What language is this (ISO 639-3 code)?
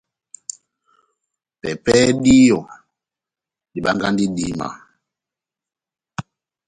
bnm